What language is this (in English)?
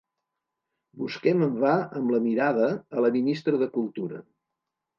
Catalan